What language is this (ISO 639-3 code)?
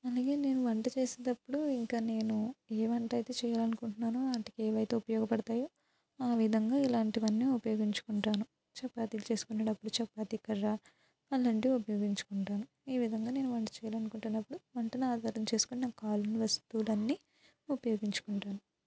tel